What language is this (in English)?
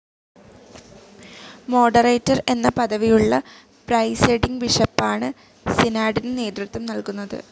Malayalam